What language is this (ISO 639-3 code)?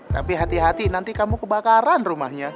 ind